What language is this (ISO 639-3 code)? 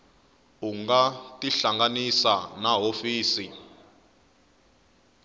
tso